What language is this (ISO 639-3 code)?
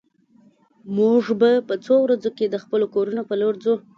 pus